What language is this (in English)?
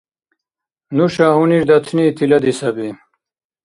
Dargwa